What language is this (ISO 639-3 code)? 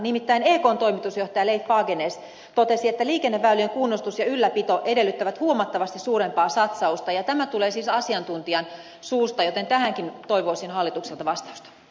fin